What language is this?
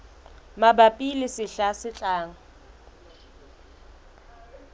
Southern Sotho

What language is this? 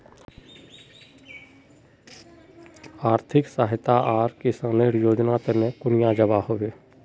Magahi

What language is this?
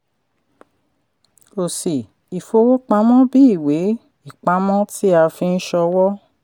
Yoruba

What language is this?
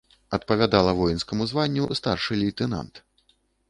Belarusian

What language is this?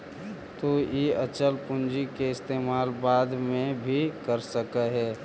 Magahi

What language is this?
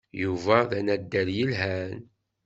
Kabyle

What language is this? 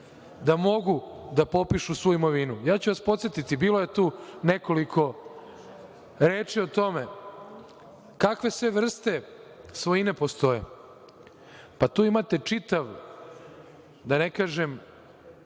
Serbian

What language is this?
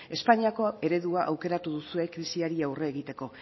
Basque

